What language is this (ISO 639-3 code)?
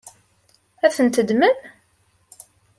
kab